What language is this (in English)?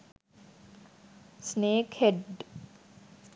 Sinhala